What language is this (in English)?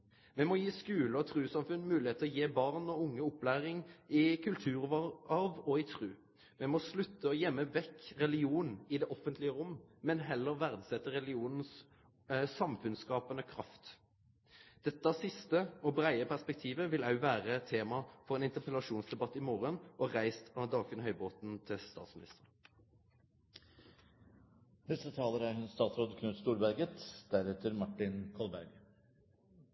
Norwegian Nynorsk